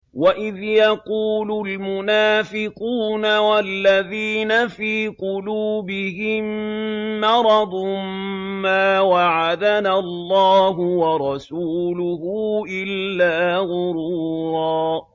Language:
Arabic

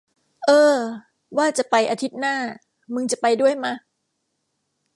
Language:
Thai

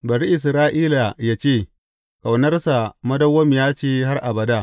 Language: Hausa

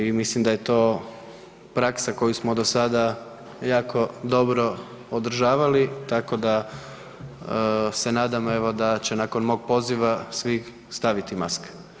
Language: Croatian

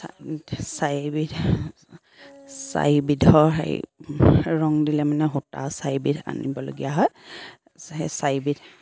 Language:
Assamese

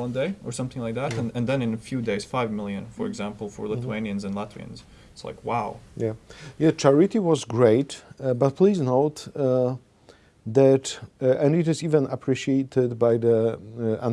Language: English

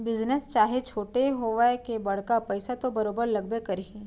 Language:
Chhattisgarhi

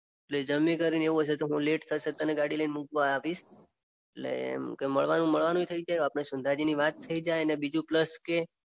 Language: Gujarati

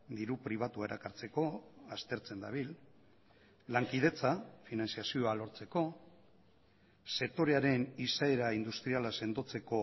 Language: Basque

